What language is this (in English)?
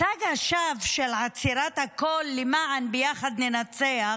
Hebrew